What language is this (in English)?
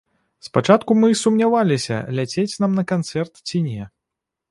Belarusian